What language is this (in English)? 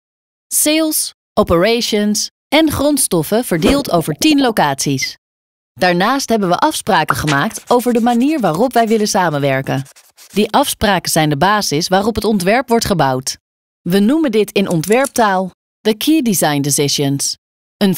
Dutch